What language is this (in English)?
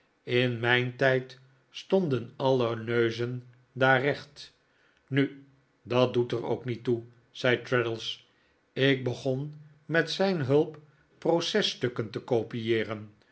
Dutch